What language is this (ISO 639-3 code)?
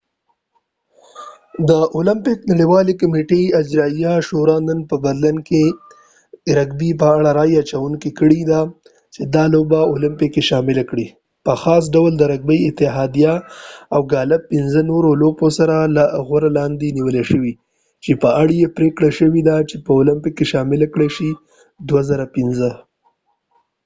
pus